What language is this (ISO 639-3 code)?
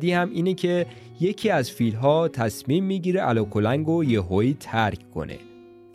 fas